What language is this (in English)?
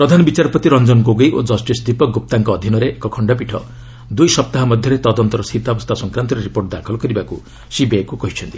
Odia